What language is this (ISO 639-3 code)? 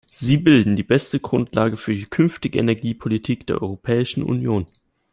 deu